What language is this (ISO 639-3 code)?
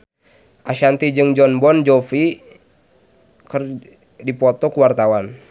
sun